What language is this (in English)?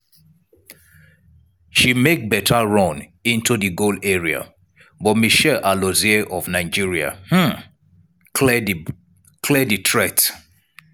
Nigerian Pidgin